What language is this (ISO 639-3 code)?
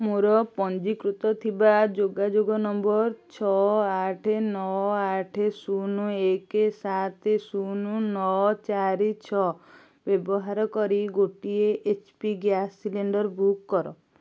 ori